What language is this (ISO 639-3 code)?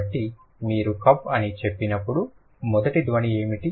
tel